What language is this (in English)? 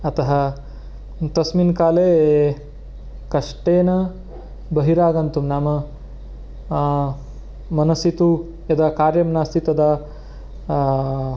Sanskrit